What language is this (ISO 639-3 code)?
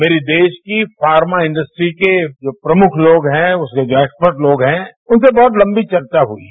hin